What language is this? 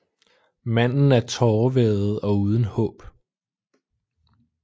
Danish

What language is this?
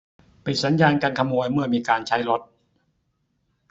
Thai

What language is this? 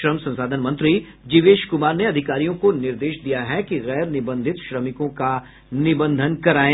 Hindi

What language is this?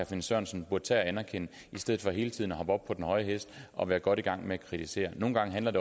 Danish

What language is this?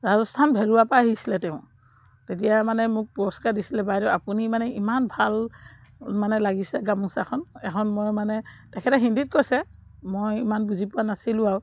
Assamese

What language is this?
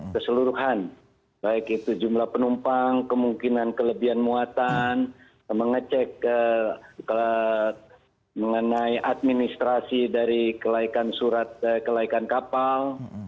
Indonesian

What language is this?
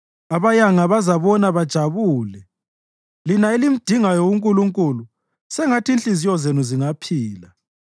North Ndebele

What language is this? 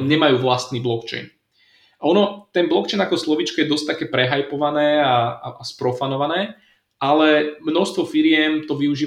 Slovak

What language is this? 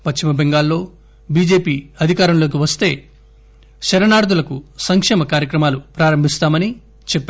Telugu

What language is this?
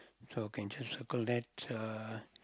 English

